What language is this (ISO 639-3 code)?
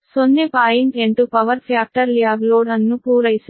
kan